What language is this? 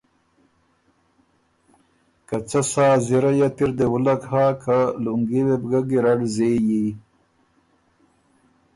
Ormuri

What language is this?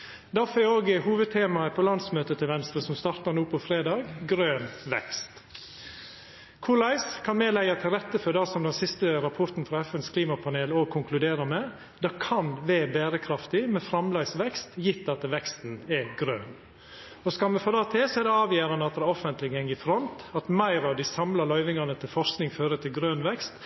Norwegian Nynorsk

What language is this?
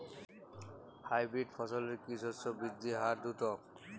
Bangla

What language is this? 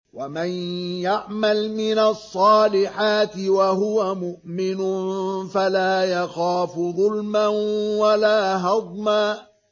Arabic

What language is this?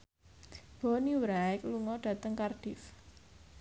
Javanese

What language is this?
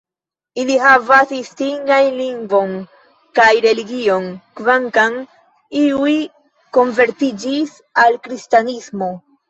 Esperanto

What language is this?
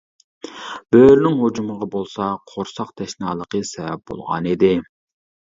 Uyghur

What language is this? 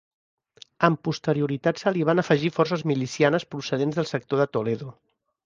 Catalan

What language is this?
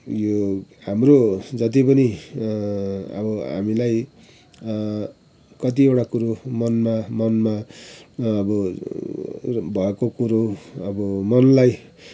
Nepali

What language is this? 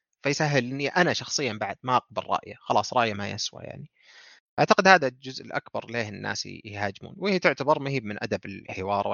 Arabic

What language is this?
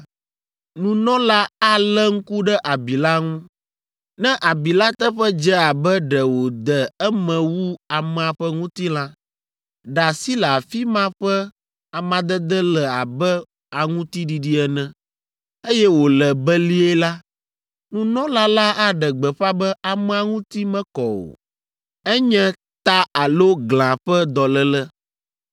Ewe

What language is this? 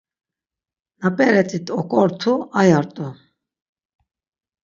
Laz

